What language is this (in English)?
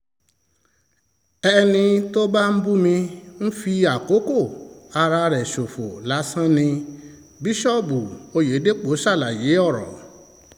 Yoruba